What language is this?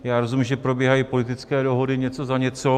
Czech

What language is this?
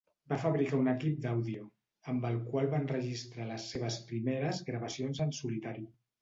Catalan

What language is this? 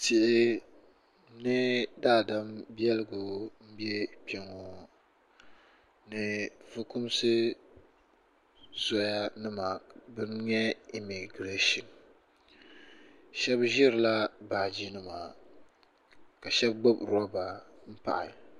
Dagbani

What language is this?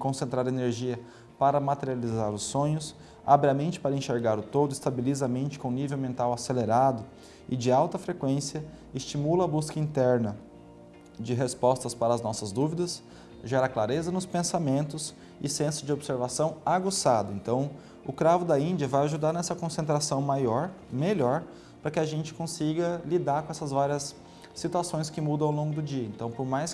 Portuguese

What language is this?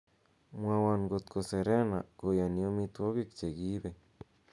Kalenjin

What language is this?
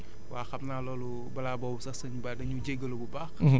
Wolof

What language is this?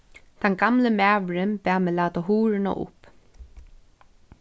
Faroese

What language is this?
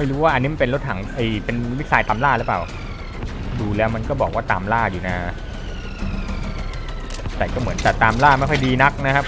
Thai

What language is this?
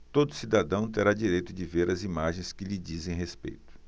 Portuguese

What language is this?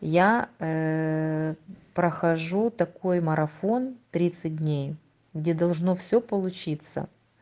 Russian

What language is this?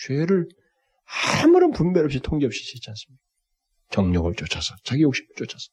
Korean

